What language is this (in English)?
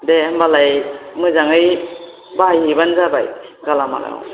Bodo